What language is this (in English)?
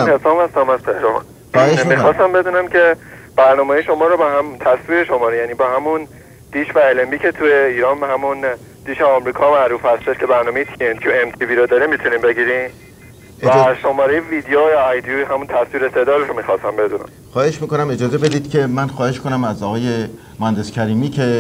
Persian